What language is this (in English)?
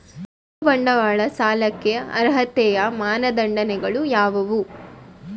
Kannada